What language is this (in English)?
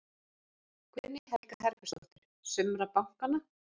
Icelandic